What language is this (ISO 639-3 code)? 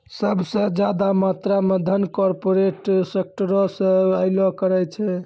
mai